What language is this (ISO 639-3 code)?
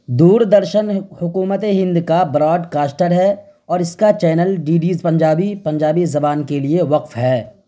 urd